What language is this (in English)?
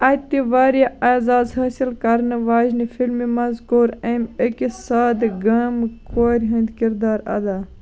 Kashmiri